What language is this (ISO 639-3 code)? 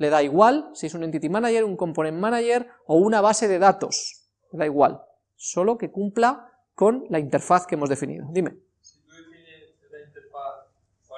spa